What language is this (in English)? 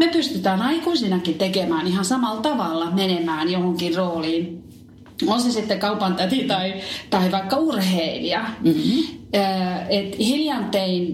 Finnish